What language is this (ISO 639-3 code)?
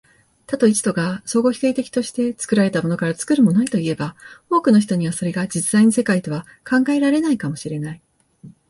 jpn